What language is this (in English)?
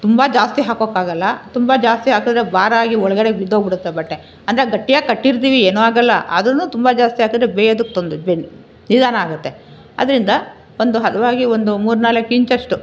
Kannada